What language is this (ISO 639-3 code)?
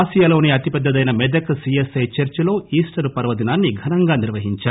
tel